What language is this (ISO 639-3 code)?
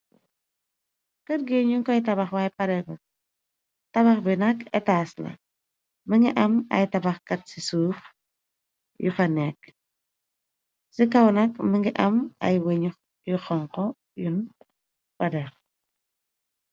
wol